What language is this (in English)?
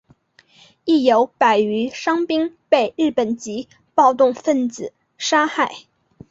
Chinese